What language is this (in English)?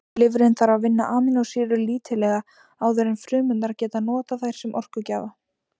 Icelandic